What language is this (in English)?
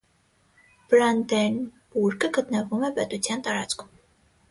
Armenian